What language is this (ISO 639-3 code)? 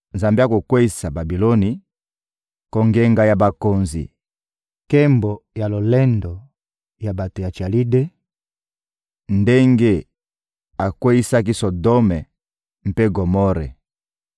lin